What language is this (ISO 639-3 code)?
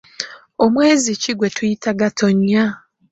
lug